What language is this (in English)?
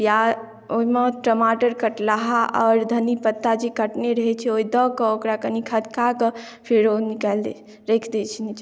Maithili